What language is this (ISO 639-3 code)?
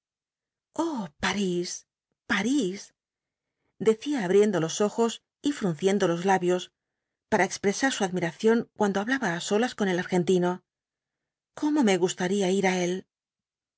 spa